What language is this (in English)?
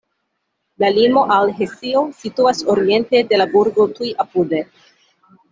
Esperanto